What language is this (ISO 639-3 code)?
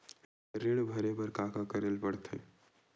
hne